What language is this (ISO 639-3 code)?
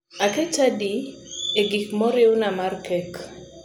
luo